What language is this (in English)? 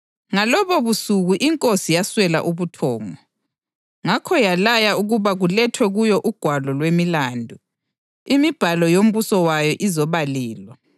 North Ndebele